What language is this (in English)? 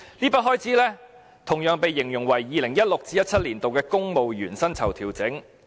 Cantonese